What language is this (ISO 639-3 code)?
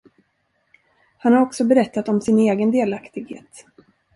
swe